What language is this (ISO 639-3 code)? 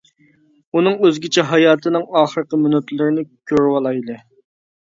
uig